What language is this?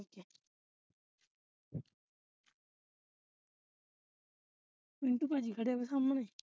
Punjabi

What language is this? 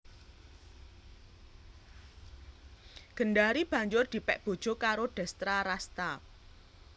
Javanese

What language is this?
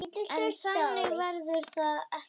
Icelandic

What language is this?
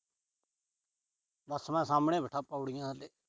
Punjabi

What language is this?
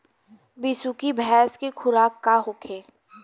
Bhojpuri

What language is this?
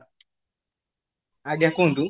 Odia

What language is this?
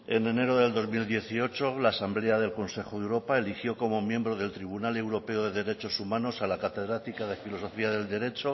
Spanish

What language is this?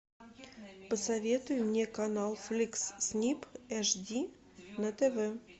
Russian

